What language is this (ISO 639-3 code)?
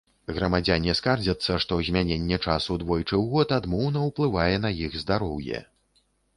bel